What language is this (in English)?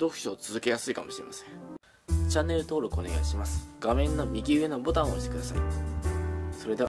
Japanese